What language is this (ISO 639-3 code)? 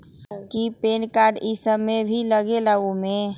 mag